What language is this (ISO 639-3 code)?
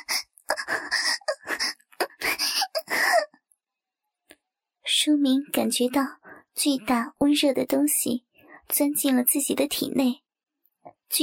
zho